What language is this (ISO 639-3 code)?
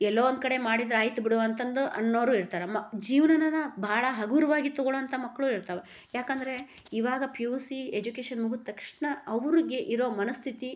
kan